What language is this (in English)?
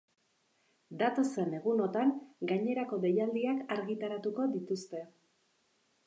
Basque